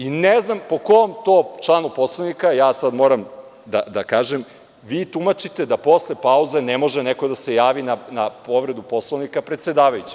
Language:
Serbian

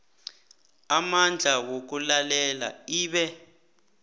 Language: South Ndebele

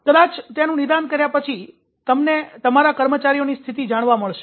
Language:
Gujarati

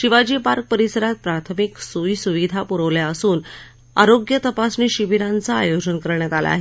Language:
Marathi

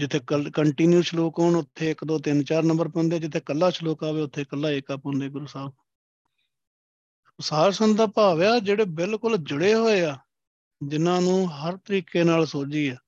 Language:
Punjabi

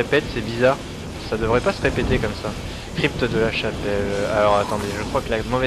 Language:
French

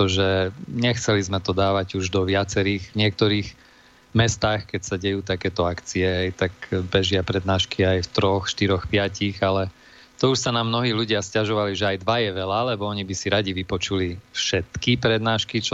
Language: Slovak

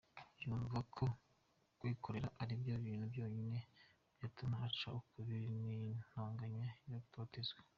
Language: Kinyarwanda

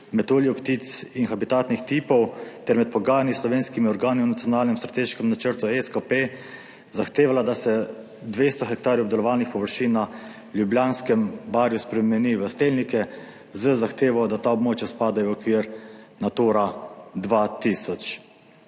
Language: Slovenian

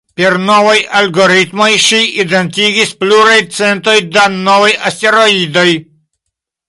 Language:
Esperanto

